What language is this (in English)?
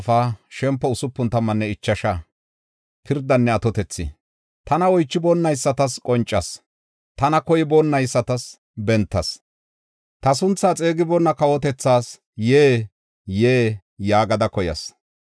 Gofa